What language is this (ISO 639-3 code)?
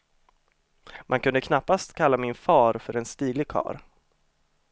swe